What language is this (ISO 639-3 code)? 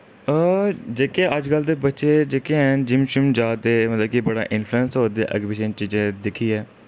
doi